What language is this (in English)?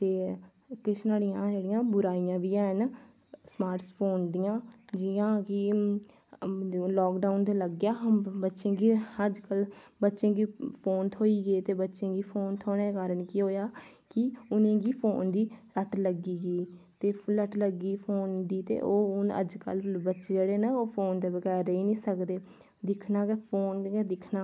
Dogri